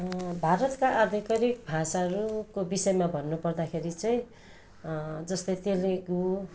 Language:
Nepali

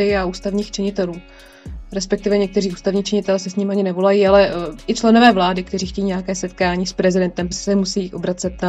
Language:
Czech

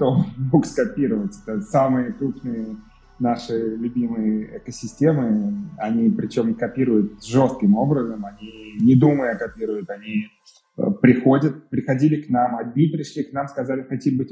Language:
Russian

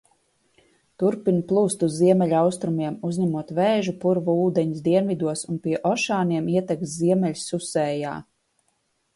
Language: Latvian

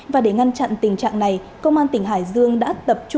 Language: Vietnamese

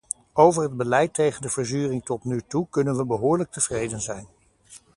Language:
Dutch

